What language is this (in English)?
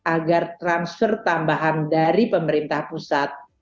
Indonesian